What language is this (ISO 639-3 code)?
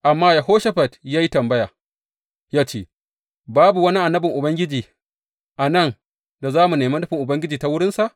hau